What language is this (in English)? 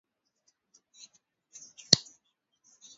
Swahili